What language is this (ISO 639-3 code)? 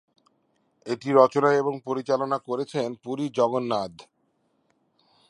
ben